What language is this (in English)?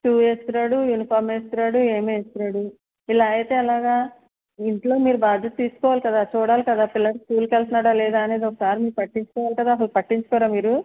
Telugu